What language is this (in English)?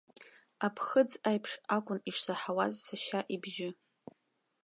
Abkhazian